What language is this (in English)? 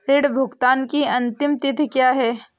Hindi